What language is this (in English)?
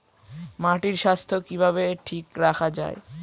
Bangla